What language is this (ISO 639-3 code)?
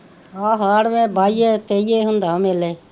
pan